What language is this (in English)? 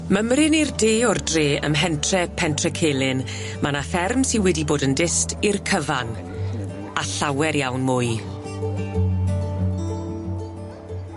Welsh